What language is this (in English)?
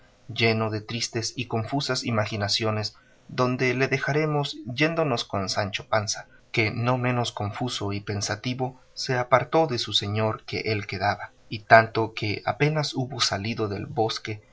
Spanish